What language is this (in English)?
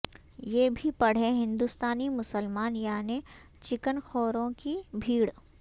Urdu